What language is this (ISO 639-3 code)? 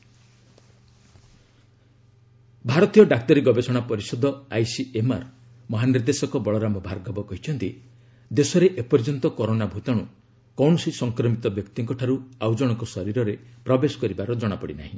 ori